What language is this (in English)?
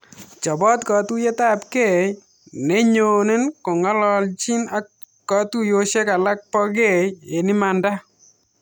Kalenjin